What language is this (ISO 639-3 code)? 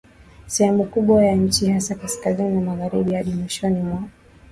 swa